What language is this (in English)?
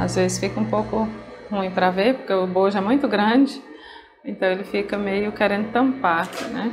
Portuguese